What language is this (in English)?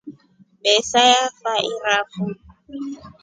Rombo